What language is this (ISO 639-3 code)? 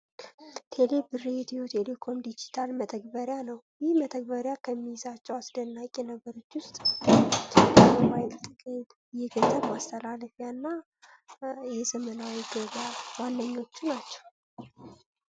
amh